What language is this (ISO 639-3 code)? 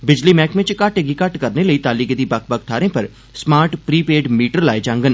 doi